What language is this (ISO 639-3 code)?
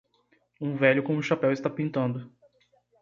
por